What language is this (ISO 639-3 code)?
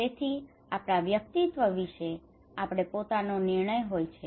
guj